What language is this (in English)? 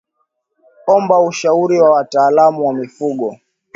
Swahili